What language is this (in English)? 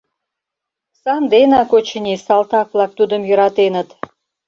Mari